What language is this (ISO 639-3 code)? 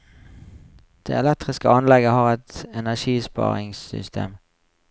nor